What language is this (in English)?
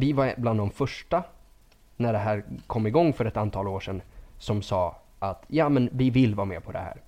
Swedish